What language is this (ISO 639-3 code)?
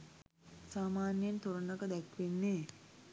sin